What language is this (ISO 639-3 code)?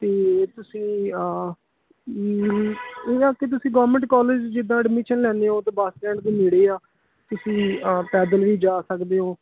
pan